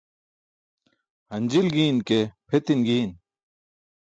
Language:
Burushaski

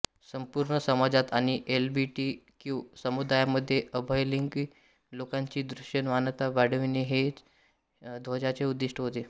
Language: Marathi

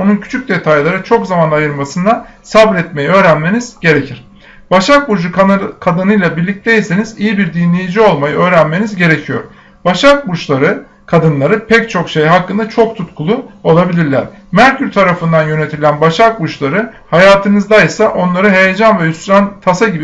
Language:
Turkish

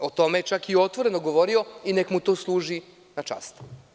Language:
Serbian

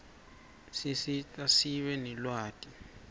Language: Swati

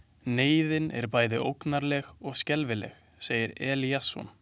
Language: Icelandic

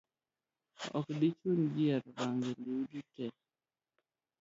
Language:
Luo (Kenya and Tanzania)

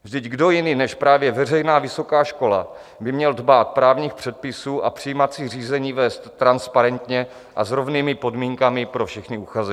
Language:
Czech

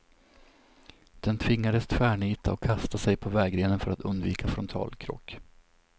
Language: Swedish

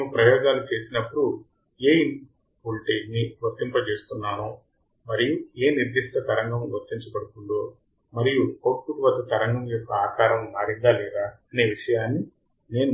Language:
Telugu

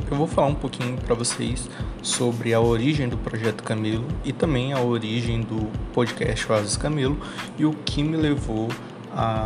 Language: Portuguese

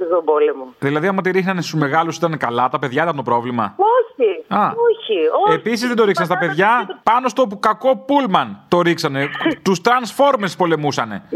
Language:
Greek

